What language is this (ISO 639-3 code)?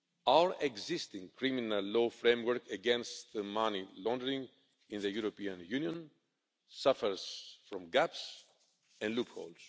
eng